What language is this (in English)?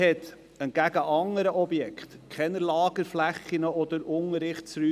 Swiss German